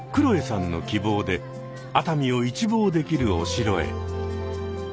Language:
Japanese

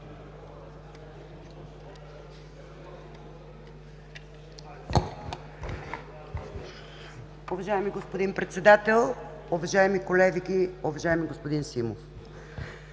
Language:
Bulgarian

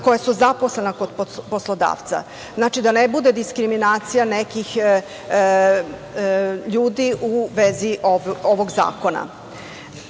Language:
Serbian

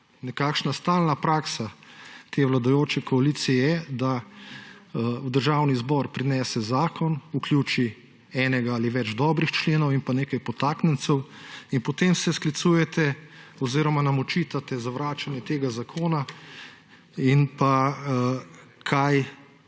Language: Slovenian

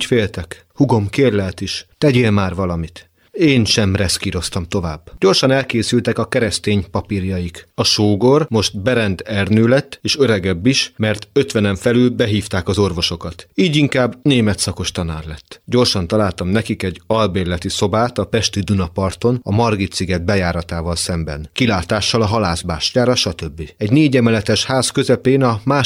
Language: Hungarian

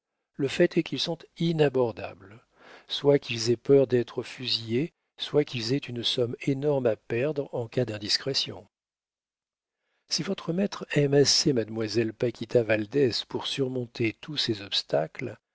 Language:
French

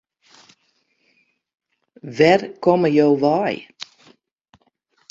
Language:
Western Frisian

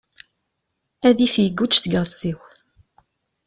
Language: Kabyle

